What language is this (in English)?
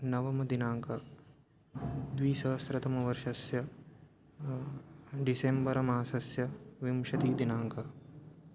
Sanskrit